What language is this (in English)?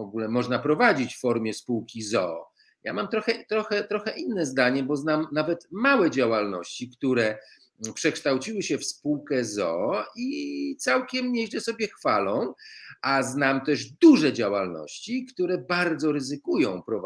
Polish